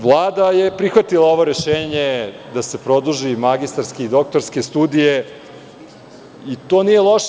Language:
Serbian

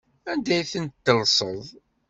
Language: Kabyle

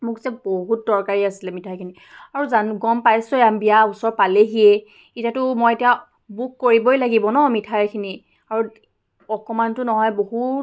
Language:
Assamese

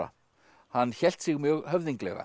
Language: Icelandic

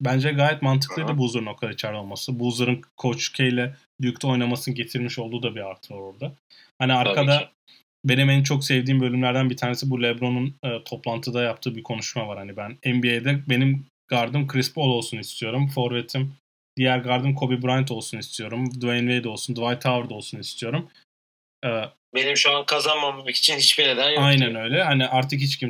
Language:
Turkish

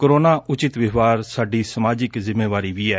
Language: Punjabi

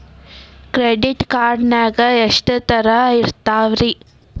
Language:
Kannada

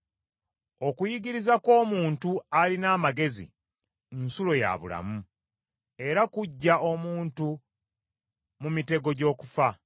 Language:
Ganda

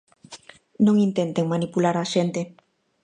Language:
Galician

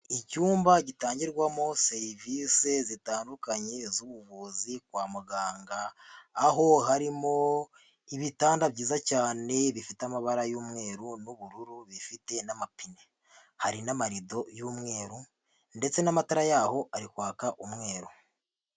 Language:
Kinyarwanda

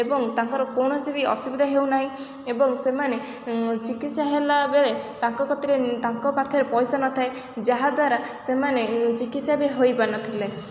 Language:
Odia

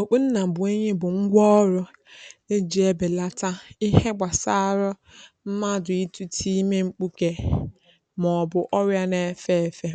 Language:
Igbo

